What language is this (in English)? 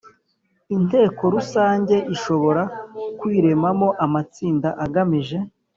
Kinyarwanda